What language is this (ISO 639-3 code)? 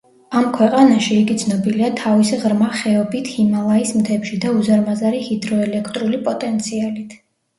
kat